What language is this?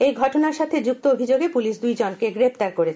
Bangla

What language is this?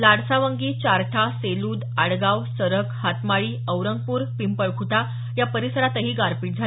Marathi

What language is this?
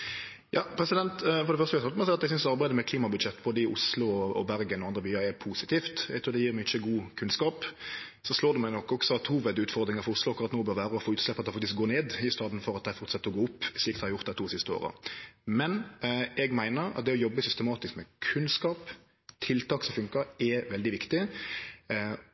Norwegian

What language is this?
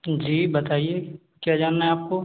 Hindi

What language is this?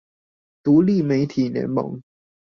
Chinese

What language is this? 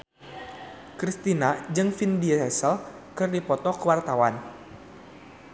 Sundanese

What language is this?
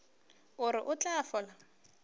Northern Sotho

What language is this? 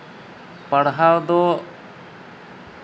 Santali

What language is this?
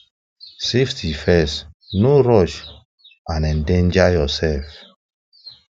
Nigerian Pidgin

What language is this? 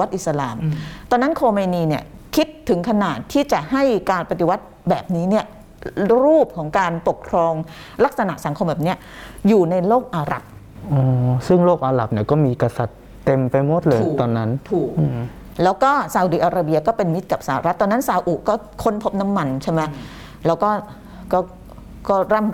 Thai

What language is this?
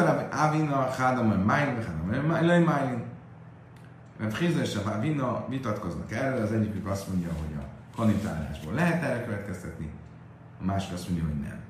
Hungarian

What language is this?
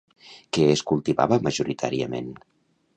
Catalan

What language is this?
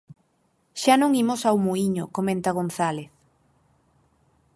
Galician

